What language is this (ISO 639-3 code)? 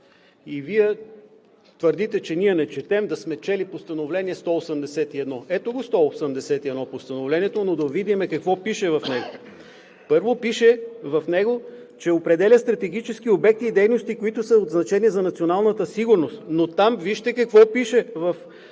bul